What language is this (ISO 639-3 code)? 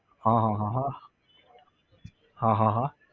guj